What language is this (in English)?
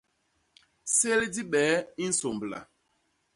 Basaa